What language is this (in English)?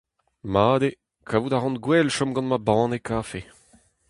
Breton